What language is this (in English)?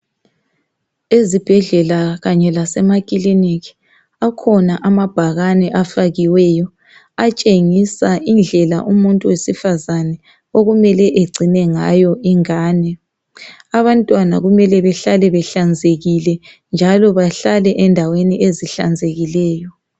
North Ndebele